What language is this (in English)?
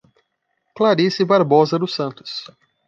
Portuguese